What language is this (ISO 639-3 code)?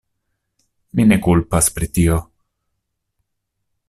epo